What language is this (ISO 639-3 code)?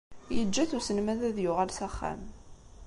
kab